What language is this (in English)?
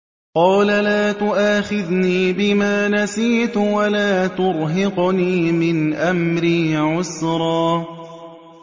Arabic